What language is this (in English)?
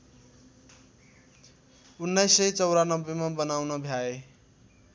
Nepali